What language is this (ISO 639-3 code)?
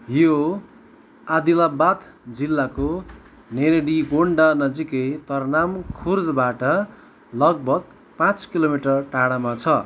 nep